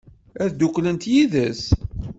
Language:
Kabyle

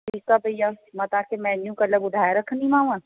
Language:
Sindhi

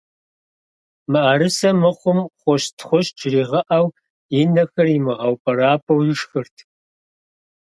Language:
Kabardian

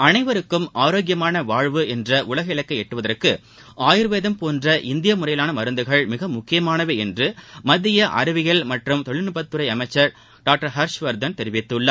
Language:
Tamil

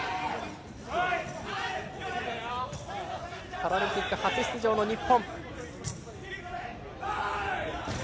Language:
Japanese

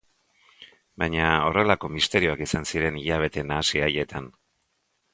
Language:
Basque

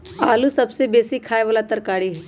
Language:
Magahi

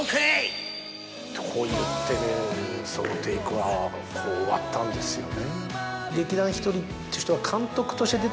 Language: Japanese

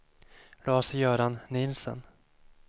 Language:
Swedish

